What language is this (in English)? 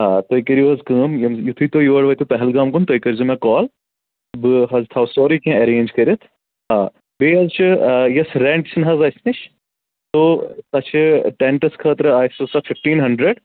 Kashmiri